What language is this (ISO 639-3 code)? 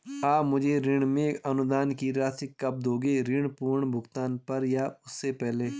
hin